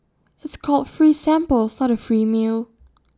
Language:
English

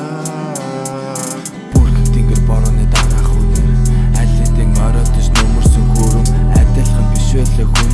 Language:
Mongolian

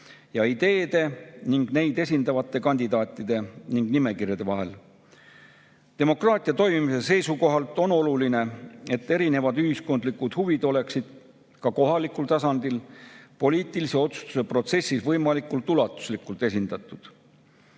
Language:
Estonian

